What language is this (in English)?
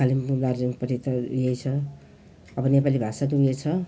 Nepali